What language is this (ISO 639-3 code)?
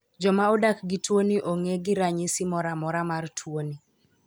luo